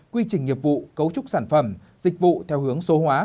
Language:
Vietnamese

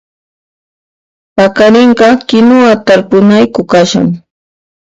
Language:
Puno Quechua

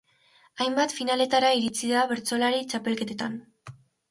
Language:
Basque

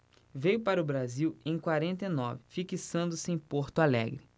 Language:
Portuguese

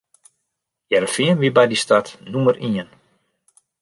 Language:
Western Frisian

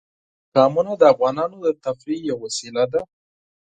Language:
Pashto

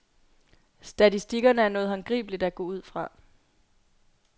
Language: Danish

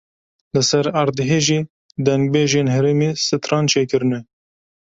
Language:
Kurdish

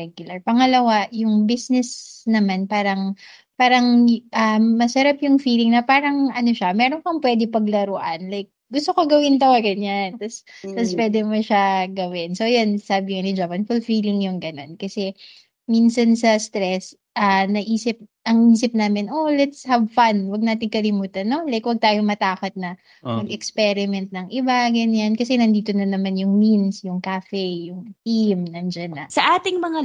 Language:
Filipino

